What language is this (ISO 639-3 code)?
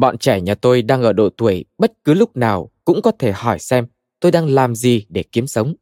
vie